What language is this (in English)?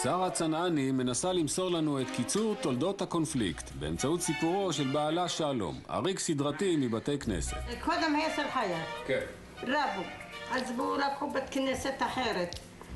Hebrew